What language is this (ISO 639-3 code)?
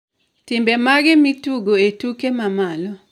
luo